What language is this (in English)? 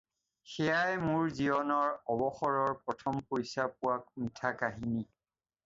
Assamese